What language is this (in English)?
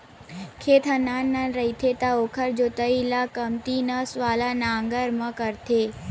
Chhattisgarhi